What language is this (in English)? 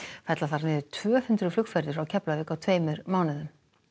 Icelandic